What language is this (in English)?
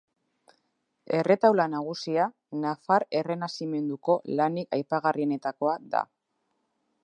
Basque